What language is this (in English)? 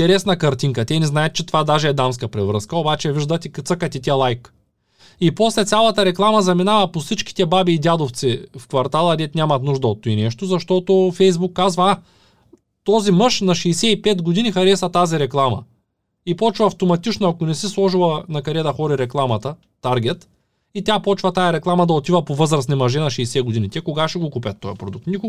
Bulgarian